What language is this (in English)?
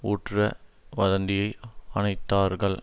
Tamil